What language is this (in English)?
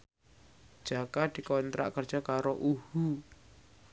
Javanese